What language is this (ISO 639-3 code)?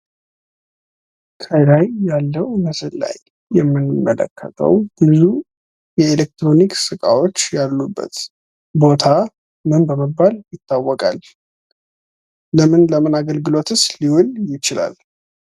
amh